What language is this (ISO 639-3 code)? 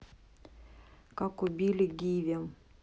rus